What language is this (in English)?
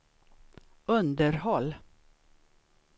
Swedish